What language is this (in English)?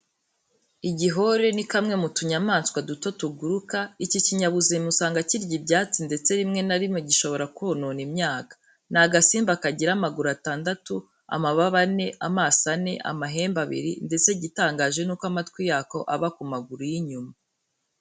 Kinyarwanda